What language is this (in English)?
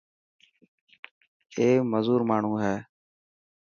Dhatki